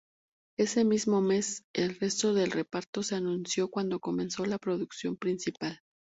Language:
Spanish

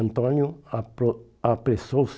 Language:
Portuguese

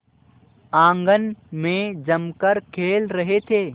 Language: Hindi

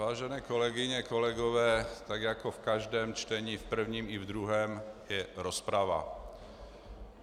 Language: Czech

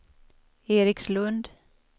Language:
Swedish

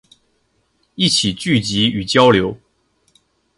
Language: Chinese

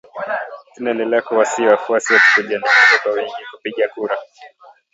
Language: Swahili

